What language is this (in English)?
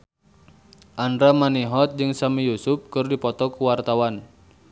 Sundanese